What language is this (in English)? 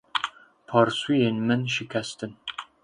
Kurdish